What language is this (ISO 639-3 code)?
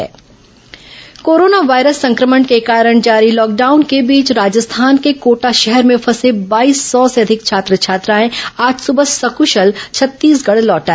hin